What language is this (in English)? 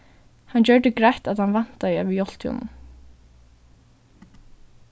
Faroese